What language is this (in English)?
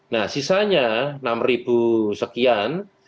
Indonesian